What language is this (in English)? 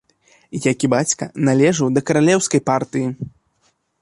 Belarusian